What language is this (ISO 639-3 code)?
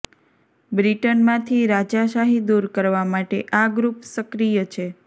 guj